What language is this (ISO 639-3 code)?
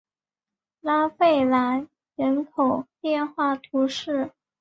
zho